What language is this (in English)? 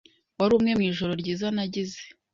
Kinyarwanda